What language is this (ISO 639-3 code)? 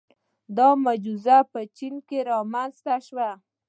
pus